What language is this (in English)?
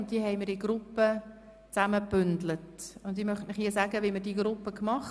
Swiss German